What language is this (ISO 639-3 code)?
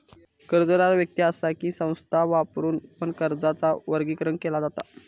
mar